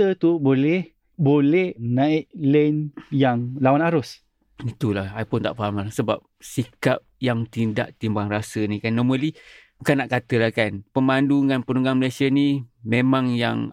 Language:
Malay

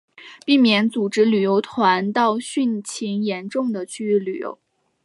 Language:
Chinese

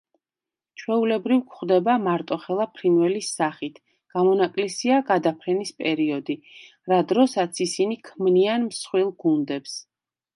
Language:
Georgian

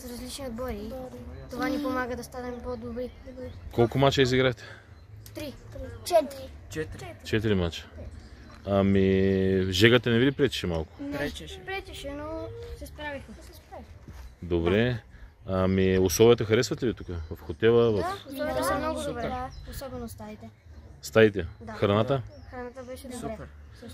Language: Bulgarian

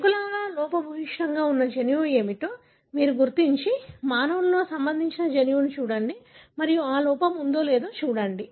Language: Telugu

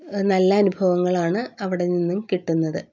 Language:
Malayalam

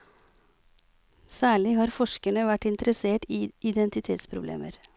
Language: Norwegian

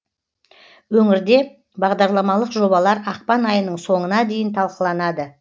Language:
Kazakh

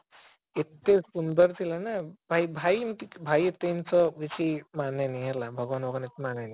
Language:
Odia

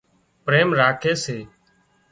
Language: Wadiyara Koli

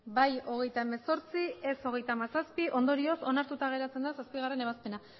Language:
Basque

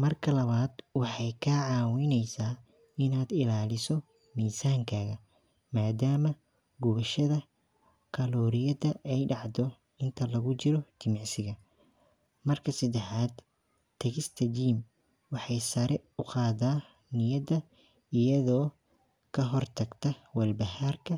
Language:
Somali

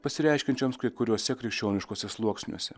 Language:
Lithuanian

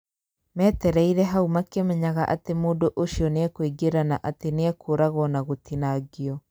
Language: Kikuyu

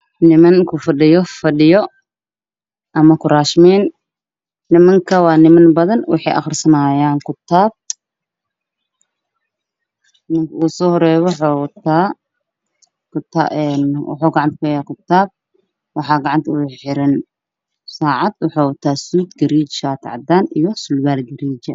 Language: Somali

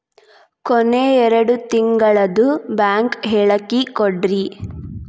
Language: Kannada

